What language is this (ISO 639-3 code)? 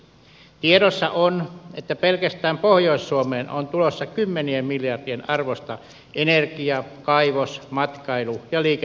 fin